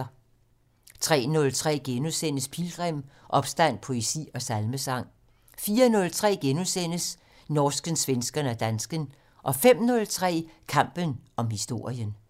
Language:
Danish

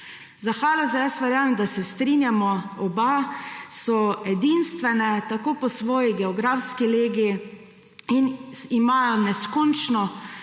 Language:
Slovenian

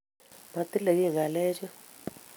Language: Kalenjin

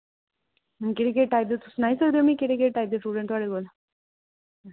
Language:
Dogri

